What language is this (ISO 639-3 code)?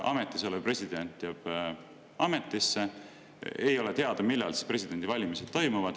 est